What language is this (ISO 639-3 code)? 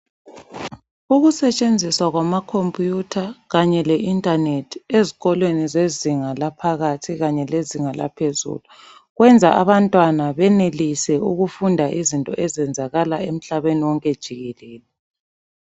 nde